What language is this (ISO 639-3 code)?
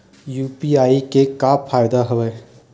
hne